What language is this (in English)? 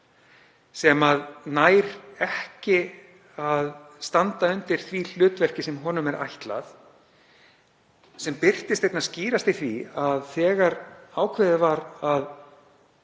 Icelandic